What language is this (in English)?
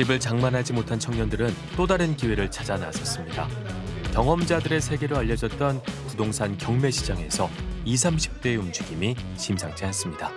Korean